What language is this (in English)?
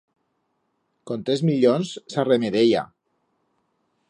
Aragonese